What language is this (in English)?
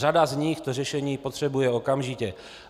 Czech